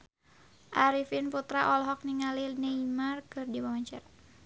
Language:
Sundanese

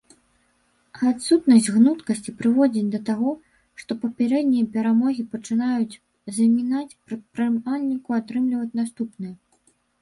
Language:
Belarusian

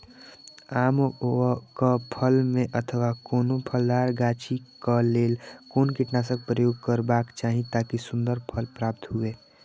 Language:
Maithili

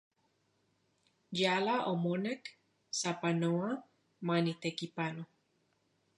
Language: Central Puebla Nahuatl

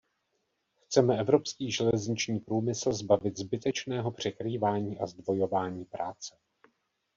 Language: Czech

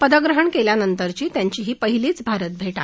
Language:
Marathi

